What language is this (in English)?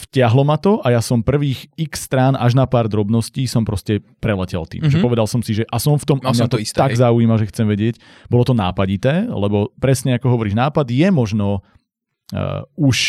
Slovak